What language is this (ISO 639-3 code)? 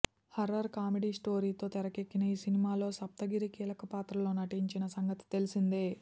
tel